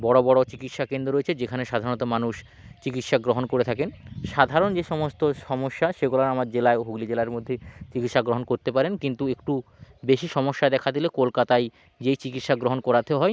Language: Bangla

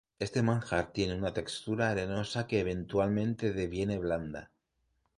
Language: Spanish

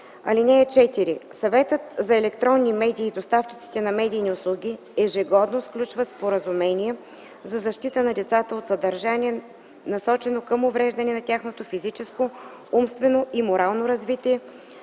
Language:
Bulgarian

